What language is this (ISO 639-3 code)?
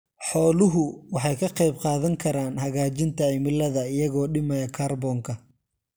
som